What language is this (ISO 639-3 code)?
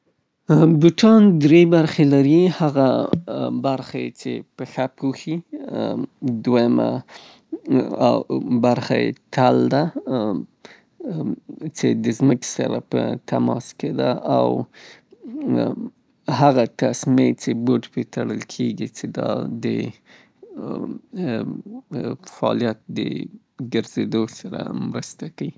pbt